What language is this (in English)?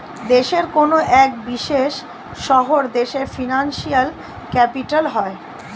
Bangla